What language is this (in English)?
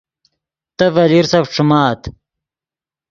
Yidgha